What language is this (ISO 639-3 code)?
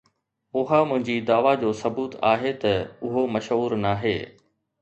snd